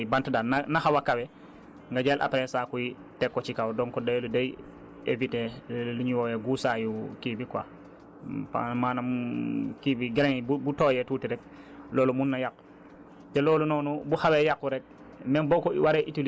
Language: Wolof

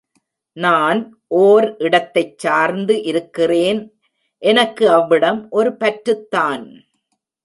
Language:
Tamil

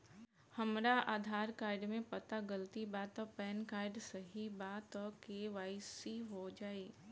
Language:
Bhojpuri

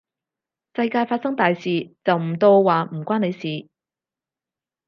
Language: Cantonese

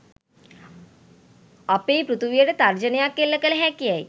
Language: Sinhala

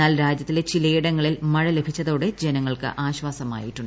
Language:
Malayalam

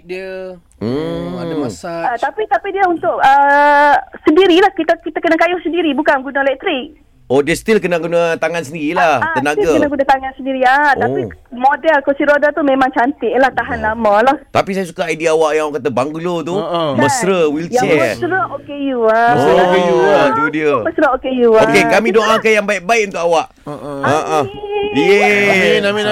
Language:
Malay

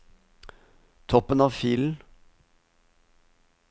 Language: Norwegian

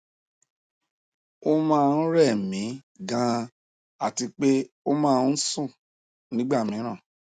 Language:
Yoruba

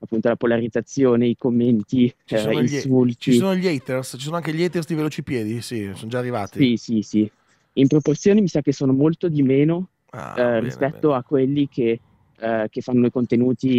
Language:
Italian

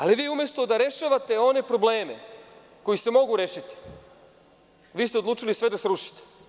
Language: Serbian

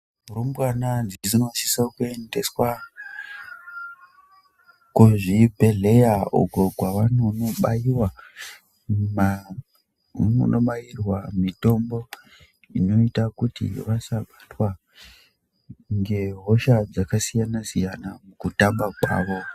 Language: Ndau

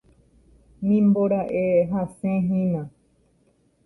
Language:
Guarani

